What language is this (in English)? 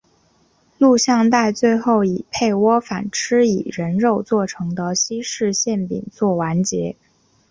Chinese